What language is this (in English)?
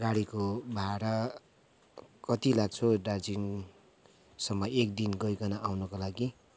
Nepali